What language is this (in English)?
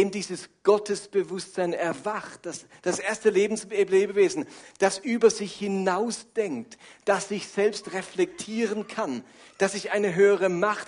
German